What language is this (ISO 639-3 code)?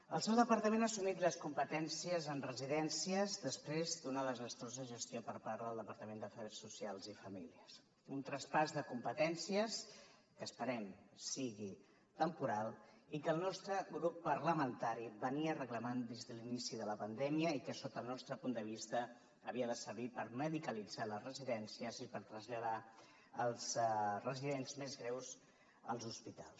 cat